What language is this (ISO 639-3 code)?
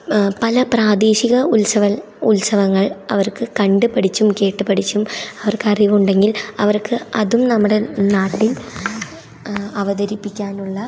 mal